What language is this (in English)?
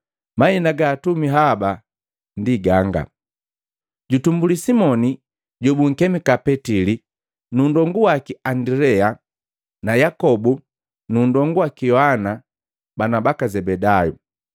Matengo